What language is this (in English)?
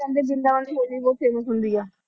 Punjabi